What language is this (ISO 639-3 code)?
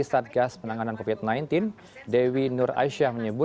ind